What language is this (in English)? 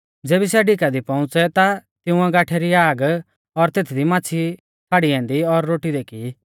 Mahasu Pahari